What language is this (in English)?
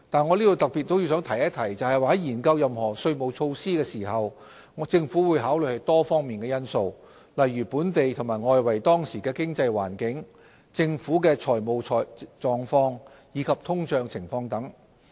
Cantonese